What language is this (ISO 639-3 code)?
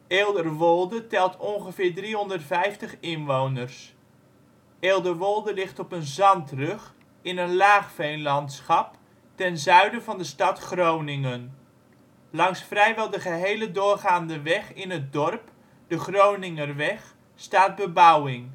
nld